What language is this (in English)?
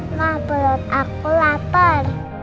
Indonesian